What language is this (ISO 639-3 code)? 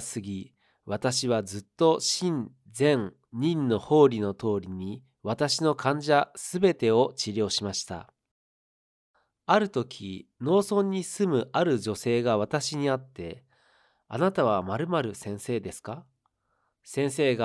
jpn